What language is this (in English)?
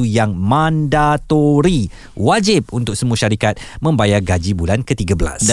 Malay